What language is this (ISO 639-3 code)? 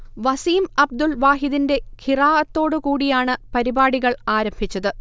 mal